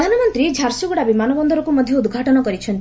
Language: Odia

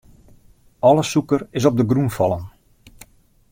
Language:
Western Frisian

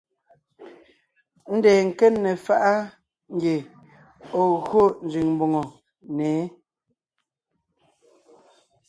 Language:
Ngiemboon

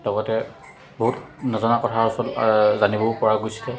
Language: Assamese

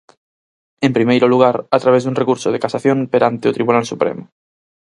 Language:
Galician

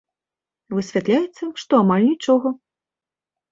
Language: Belarusian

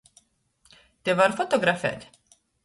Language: Latgalian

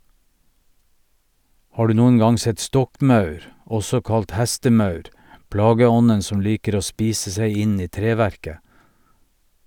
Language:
Norwegian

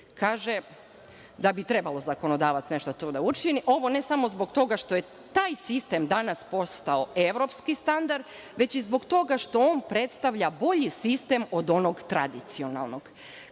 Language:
Serbian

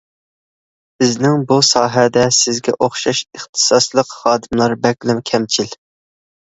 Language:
Uyghur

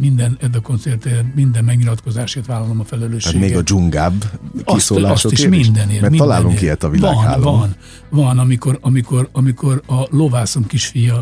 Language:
Hungarian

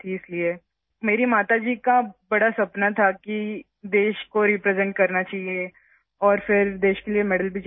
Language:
Urdu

